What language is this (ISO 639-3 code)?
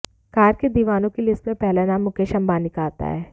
hin